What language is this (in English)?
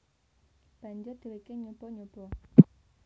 Javanese